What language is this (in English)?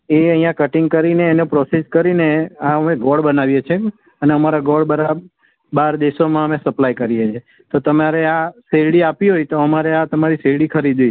Gujarati